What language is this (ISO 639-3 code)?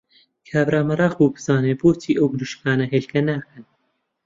ckb